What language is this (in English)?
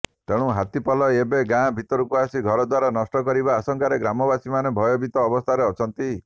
Odia